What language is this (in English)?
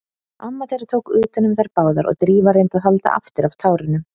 Icelandic